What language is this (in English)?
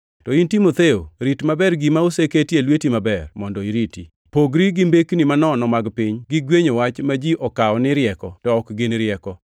Luo (Kenya and Tanzania)